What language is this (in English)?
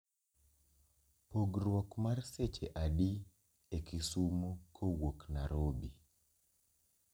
Luo (Kenya and Tanzania)